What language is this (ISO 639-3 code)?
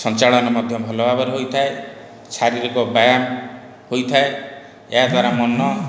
ori